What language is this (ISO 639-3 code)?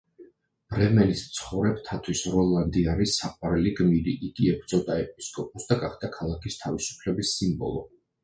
kat